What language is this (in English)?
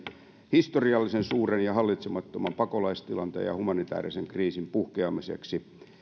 Finnish